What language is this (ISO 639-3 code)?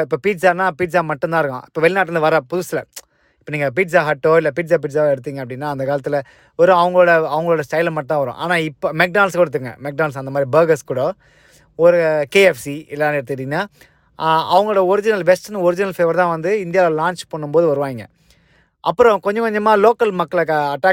tam